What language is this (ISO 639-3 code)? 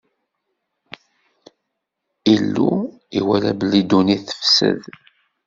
kab